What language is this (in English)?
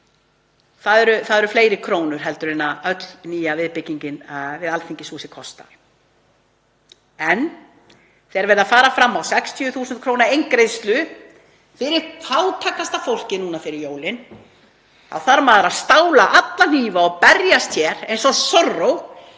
Icelandic